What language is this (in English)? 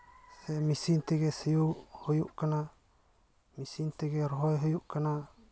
Santali